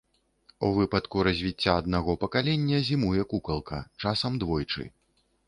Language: Belarusian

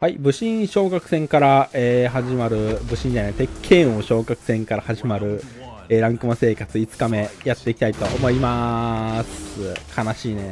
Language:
Japanese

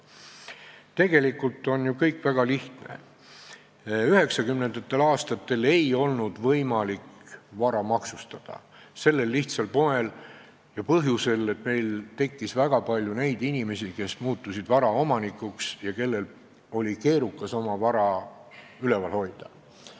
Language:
Estonian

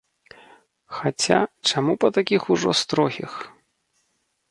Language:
Belarusian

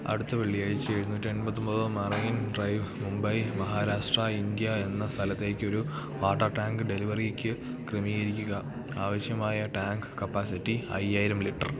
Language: Malayalam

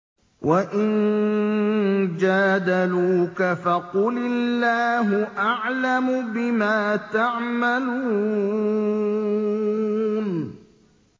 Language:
Arabic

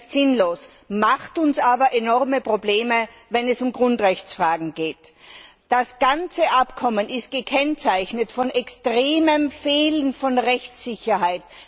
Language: German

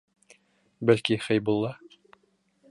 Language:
Bashkir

